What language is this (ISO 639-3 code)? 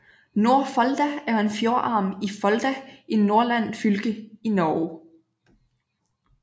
dan